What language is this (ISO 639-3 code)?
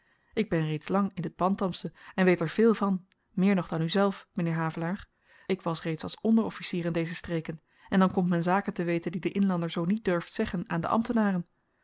nld